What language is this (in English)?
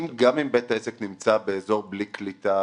Hebrew